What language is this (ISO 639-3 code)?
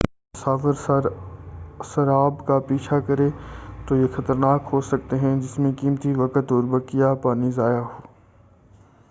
urd